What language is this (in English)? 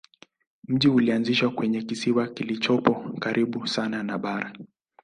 Swahili